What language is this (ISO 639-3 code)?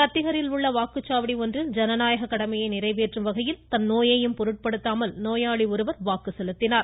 tam